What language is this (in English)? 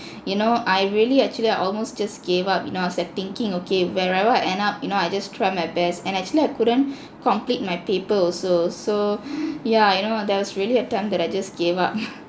English